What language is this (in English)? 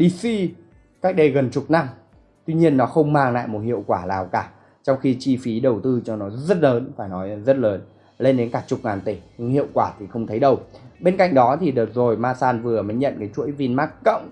Vietnamese